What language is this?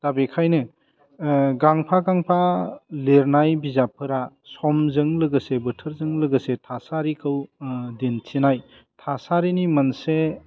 Bodo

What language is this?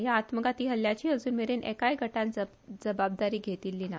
Konkani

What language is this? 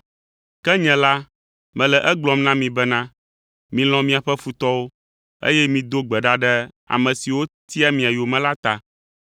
Ewe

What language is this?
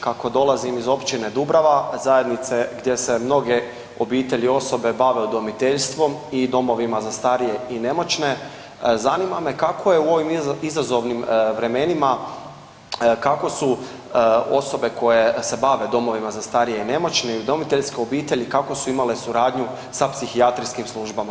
Croatian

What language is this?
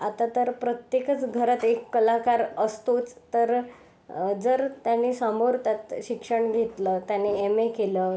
Marathi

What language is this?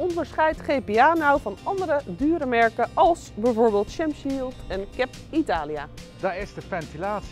Dutch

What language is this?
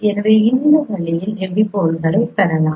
Tamil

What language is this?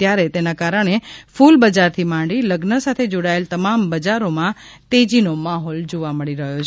Gujarati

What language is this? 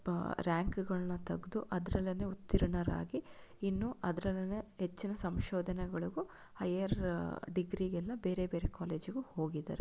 Kannada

